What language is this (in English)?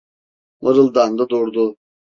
Turkish